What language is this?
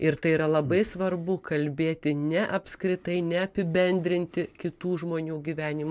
Lithuanian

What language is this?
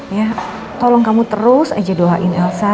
Indonesian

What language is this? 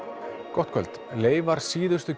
Icelandic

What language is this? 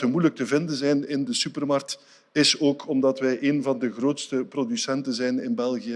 Dutch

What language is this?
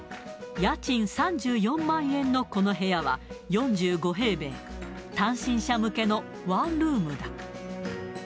Japanese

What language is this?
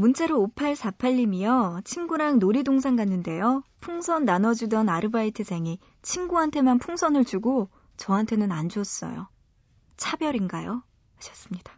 Korean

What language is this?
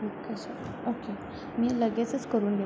Marathi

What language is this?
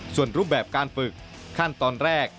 Thai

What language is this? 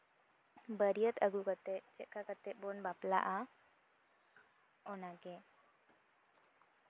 Santali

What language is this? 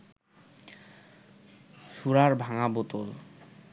Bangla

